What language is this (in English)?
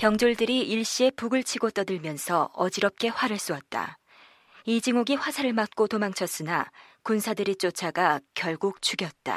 Korean